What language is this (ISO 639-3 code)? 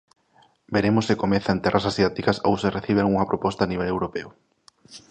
glg